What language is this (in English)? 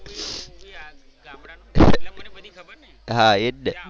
Gujarati